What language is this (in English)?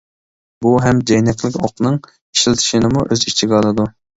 Uyghur